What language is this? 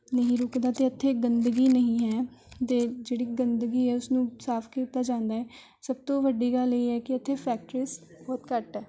Punjabi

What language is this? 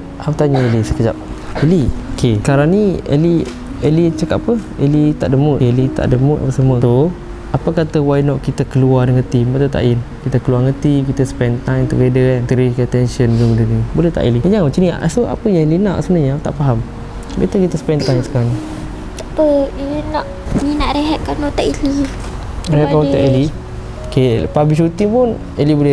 Malay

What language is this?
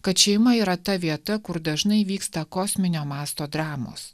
Lithuanian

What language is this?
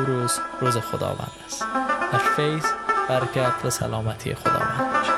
Persian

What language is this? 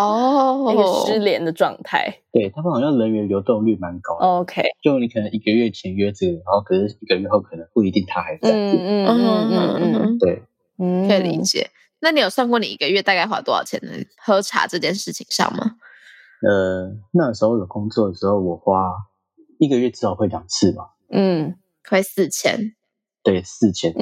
Chinese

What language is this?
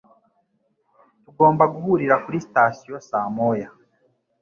Kinyarwanda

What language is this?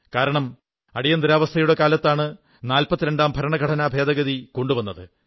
Malayalam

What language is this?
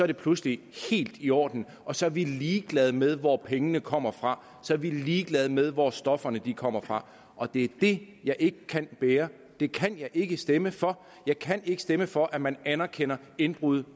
Danish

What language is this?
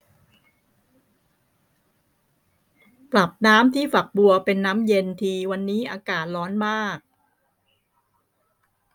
Thai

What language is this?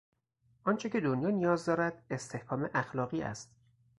Persian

